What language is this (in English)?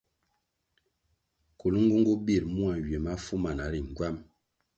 Kwasio